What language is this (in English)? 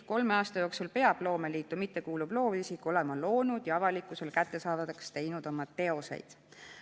Estonian